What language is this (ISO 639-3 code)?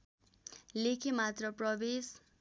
nep